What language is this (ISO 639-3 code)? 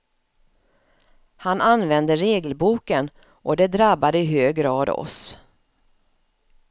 swe